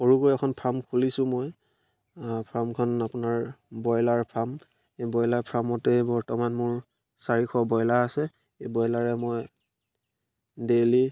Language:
Assamese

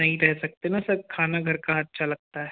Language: Hindi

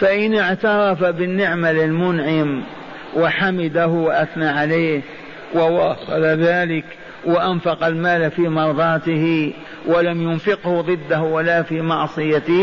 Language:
Arabic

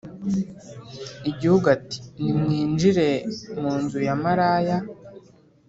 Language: Kinyarwanda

